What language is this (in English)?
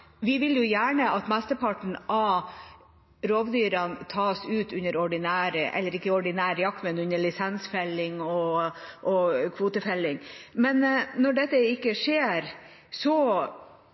Norwegian Bokmål